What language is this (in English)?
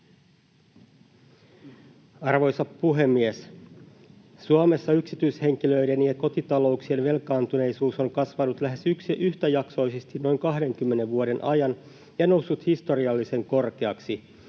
Finnish